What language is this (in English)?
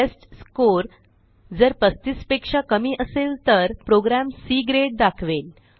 Marathi